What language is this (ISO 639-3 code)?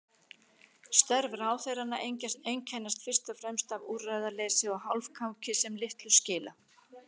isl